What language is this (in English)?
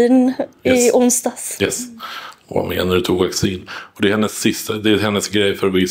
Swedish